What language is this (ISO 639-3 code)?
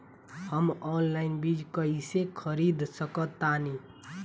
bho